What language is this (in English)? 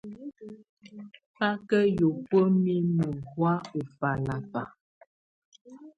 Tunen